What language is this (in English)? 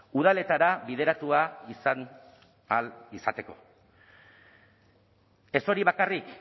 Basque